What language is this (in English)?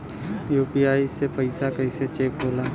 Bhojpuri